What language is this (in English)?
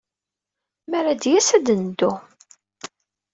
Kabyle